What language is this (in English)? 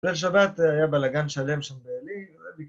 Hebrew